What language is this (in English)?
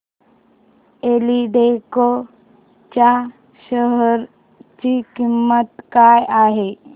Marathi